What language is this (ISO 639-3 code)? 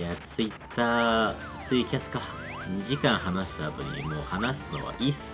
jpn